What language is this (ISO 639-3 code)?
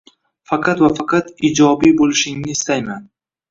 uzb